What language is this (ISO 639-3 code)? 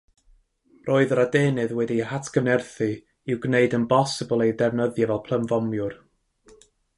cym